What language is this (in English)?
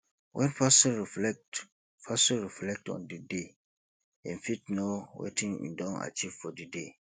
Nigerian Pidgin